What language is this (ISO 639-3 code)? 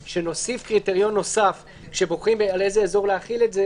heb